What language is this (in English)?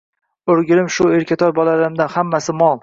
Uzbek